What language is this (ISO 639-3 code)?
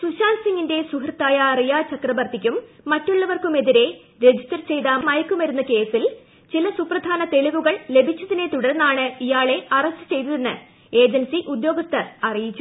mal